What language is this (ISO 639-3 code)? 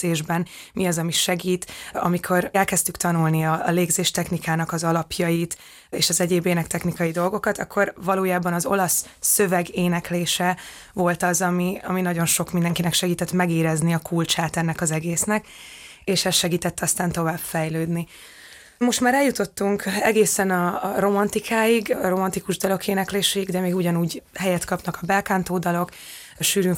hun